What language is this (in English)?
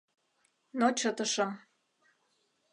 Mari